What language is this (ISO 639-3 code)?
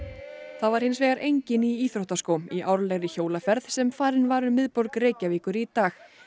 isl